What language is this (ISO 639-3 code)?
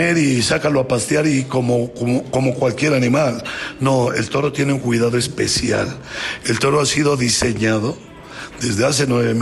spa